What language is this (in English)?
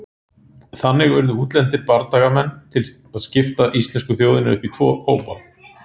Icelandic